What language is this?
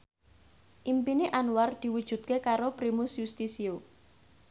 Javanese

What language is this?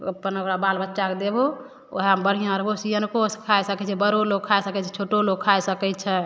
Maithili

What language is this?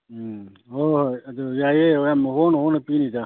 Manipuri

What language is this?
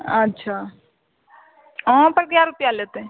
Maithili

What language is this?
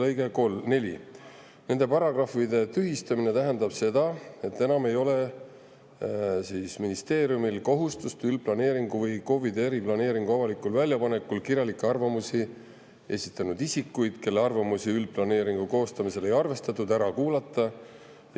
Estonian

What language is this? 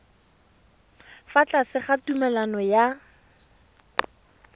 Tswana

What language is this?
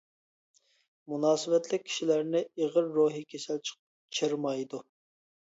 Uyghur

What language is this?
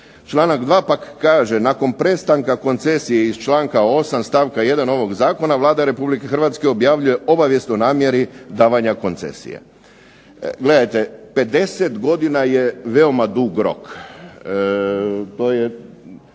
Croatian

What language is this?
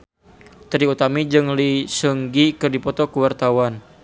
Sundanese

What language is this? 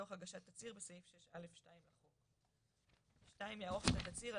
Hebrew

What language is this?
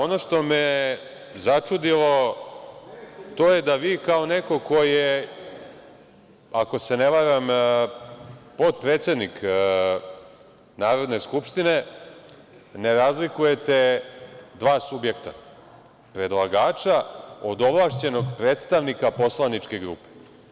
Serbian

